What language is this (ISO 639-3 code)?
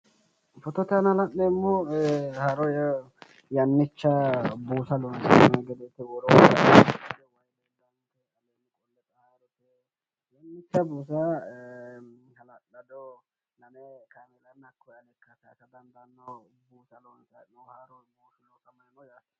sid